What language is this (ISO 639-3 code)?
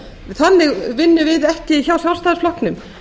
isl